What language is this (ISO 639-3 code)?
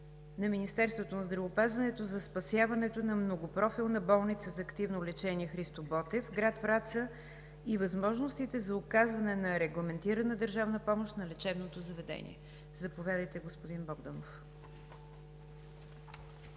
bul